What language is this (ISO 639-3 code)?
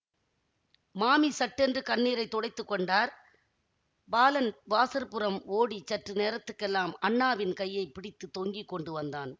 tam